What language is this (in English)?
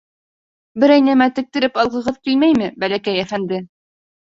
Bashkir